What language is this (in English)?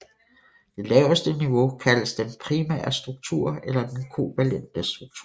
Danish